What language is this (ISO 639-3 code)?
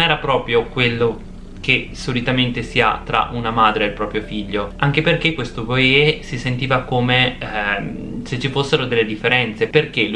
ita